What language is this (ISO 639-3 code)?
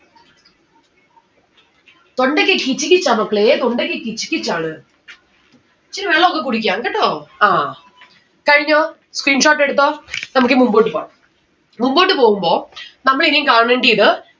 mal